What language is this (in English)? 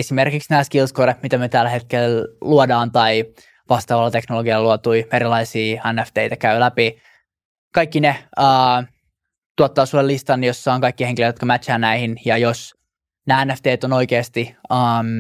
Finnish